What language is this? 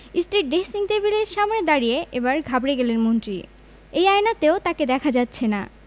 Bangla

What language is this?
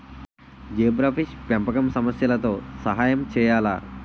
Telugu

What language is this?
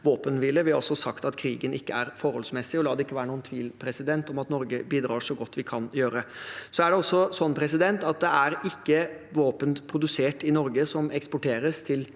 Norwegian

